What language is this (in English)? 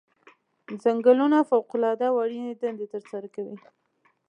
Pashto